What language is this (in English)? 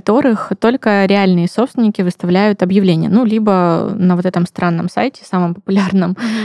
Russian